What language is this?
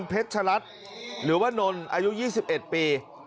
Thai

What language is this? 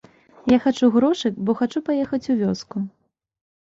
Belarusian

